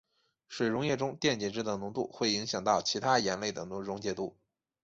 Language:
Chinese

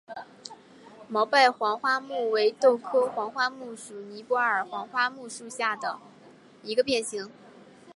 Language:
Chinese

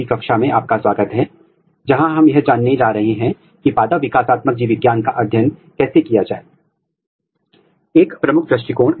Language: Hindi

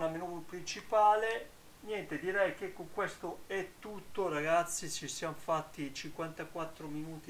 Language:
Italian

